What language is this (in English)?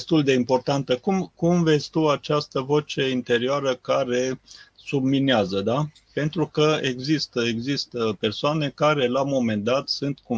Romanian